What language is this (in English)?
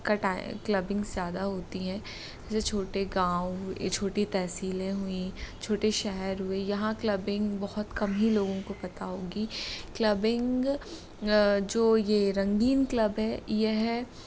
Hindi